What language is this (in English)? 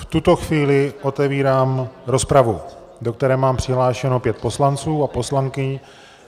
Czech